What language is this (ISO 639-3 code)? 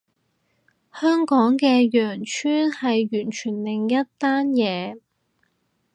yue